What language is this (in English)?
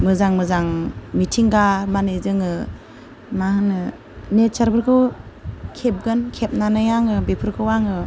Bodo